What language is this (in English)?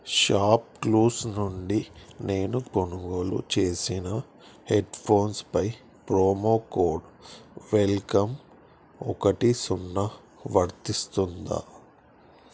Telugu